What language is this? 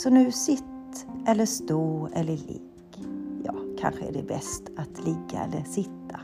Swedish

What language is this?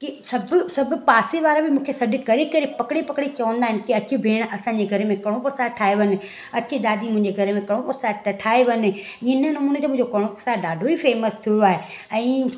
Sindhi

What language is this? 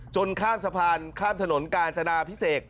Thai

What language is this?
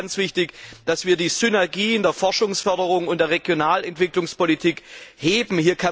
German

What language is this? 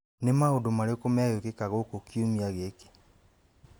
Kikuyu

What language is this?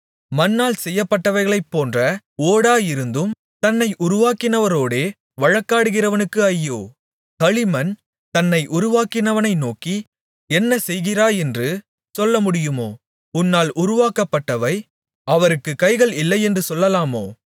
Tamil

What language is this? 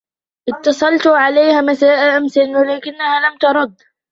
Arabic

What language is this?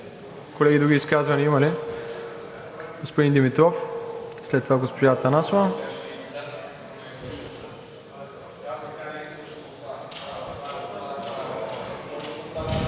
Bulgarian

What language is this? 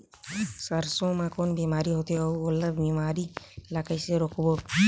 Chhattisgarhi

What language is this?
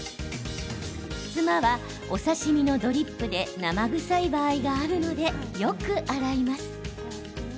Japanese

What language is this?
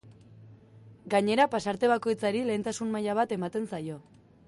Basque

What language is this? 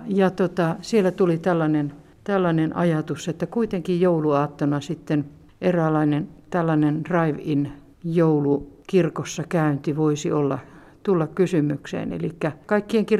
Finnish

